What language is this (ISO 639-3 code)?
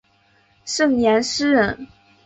zho